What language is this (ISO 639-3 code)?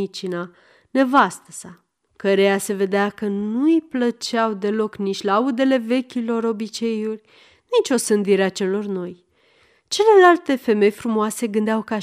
ron